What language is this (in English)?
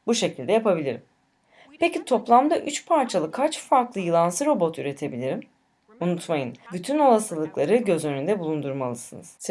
Turkish